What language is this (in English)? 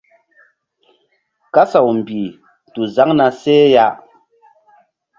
Mbum